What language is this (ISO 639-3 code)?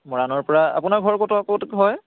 asm